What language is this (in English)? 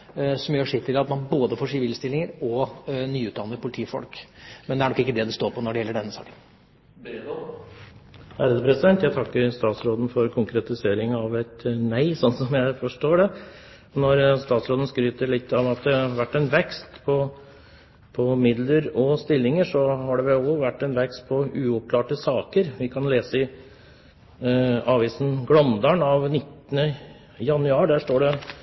Norwegian Bokmål